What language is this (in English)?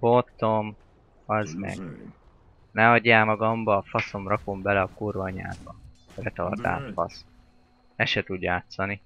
Hungarian